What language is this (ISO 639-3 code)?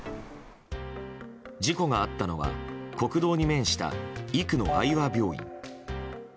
jpn